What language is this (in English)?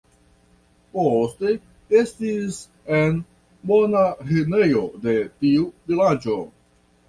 Esperanto